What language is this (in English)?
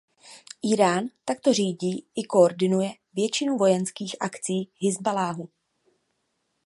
Czech